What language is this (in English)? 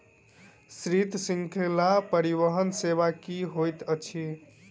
Maithili